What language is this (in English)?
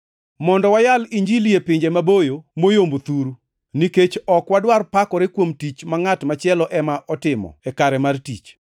Luo (Kenya and Tanzania)